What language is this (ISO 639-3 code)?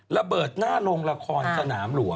tha